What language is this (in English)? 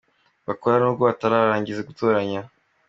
Kinyarwanda